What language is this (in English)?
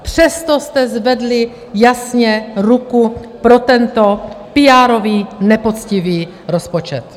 Czech